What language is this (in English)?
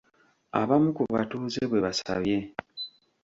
Ganda